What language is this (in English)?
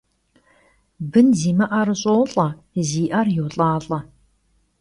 Kabardian